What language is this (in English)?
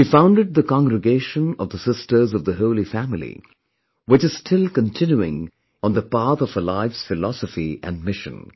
English